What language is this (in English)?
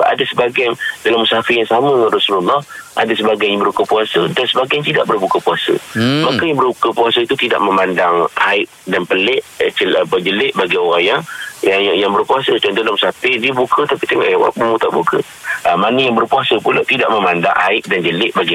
Malay